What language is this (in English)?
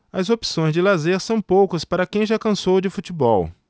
Portuguese